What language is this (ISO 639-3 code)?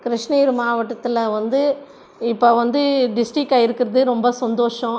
tam